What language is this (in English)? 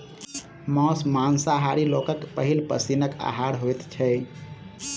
Maithili